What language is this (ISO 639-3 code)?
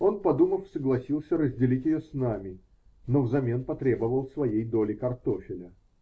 rus